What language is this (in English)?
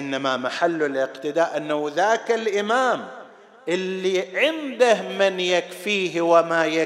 Arabic